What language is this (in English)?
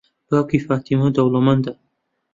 Central Kurdish